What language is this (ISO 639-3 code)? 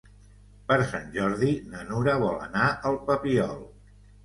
cat